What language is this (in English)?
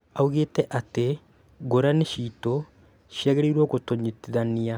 Kikuyu